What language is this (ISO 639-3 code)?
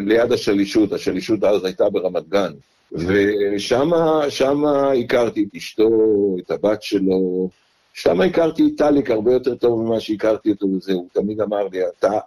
heb